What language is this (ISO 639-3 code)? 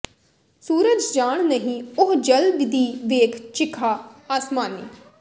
pan